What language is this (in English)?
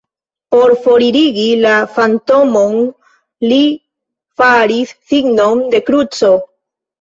Esperanto